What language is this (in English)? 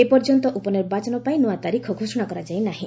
Odia